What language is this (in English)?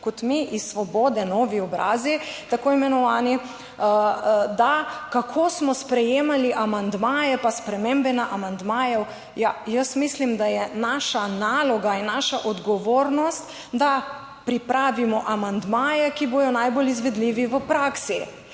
Slovenian